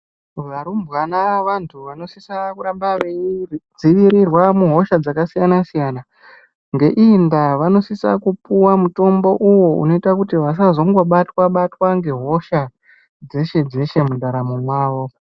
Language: Ndau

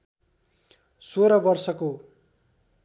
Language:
Nepali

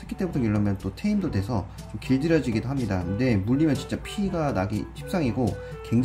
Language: Korean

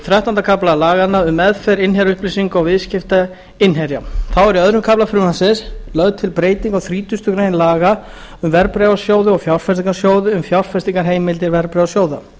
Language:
Icelandic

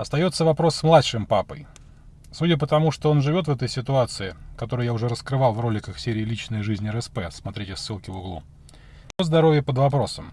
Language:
Russian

